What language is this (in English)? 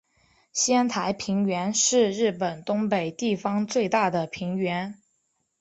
Chinese